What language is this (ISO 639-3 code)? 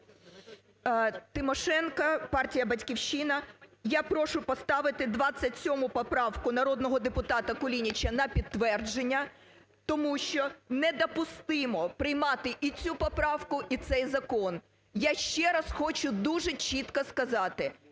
ukr